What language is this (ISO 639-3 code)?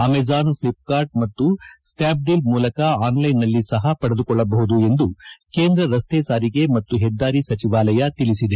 kan